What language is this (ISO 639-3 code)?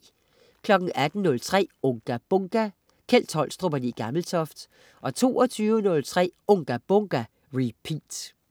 dan